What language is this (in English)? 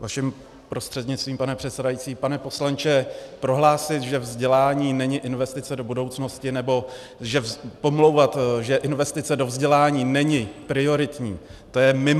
Czech